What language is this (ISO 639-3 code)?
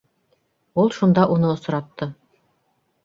bak